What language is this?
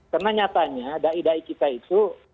Indonesian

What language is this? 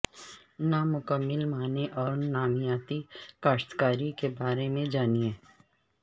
Urdu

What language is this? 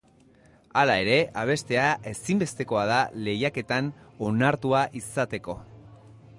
Basque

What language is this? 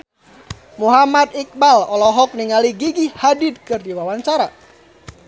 Sundanese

